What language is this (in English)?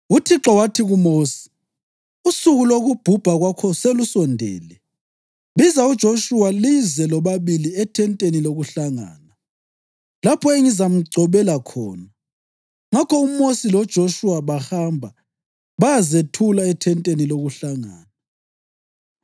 North Ndebele